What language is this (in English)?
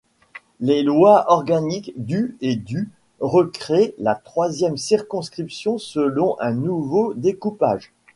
French